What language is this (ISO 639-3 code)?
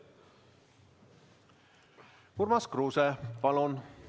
est